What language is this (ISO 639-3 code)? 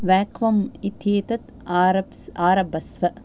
san